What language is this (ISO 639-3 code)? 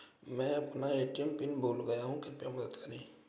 hin